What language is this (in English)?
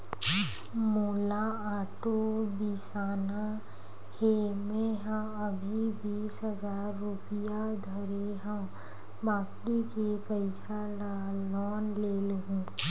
Chhattisgarhi